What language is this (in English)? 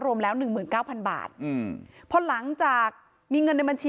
Thai